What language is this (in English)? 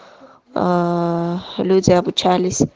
Russian